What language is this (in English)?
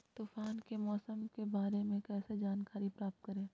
Magahi